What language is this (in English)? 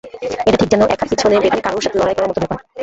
Bangla